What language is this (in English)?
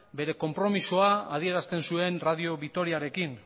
Basque